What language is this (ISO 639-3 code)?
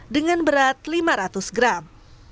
ind